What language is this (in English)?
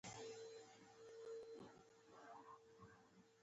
Pashto